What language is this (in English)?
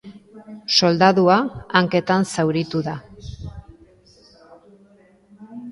Basque